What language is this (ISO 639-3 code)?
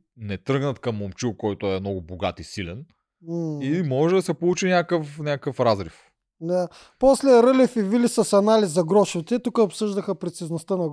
bul